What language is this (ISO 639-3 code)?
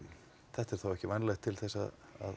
isl